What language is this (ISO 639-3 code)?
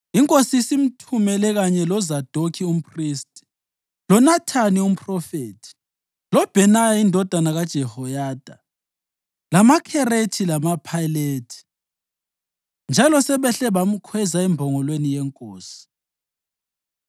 nde